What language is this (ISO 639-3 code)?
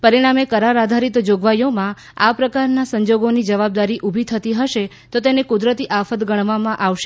guj